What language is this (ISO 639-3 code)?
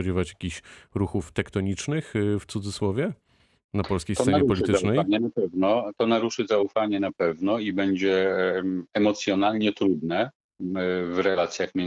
pol